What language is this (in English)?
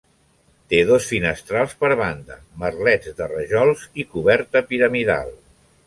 Catalan